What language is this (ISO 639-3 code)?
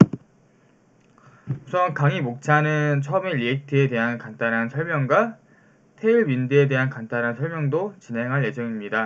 kor